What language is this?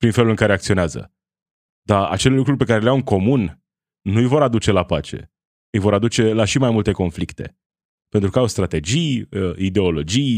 Romanian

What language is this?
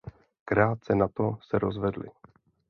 Czech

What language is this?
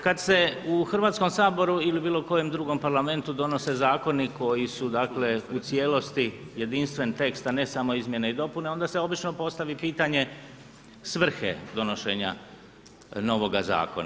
Croatian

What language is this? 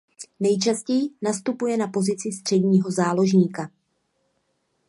Czech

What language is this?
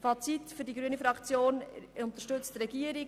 Swiss German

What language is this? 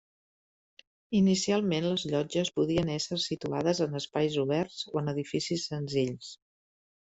Catalan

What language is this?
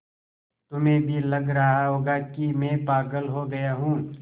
Hindi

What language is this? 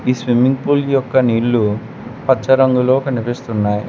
Telugu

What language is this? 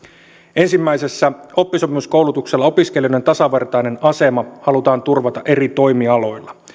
Finnish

